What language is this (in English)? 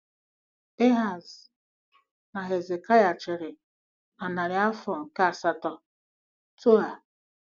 Igbo